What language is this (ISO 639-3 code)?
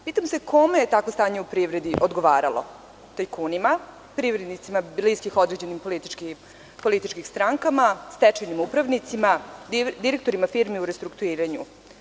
srp